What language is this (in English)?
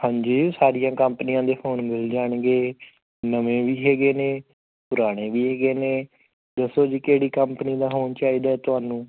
Punjabi